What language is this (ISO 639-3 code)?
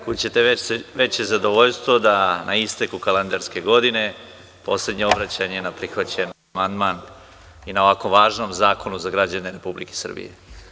srp